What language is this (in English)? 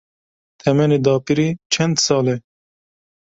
Kurdish